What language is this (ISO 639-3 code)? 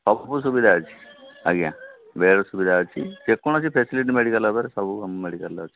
ori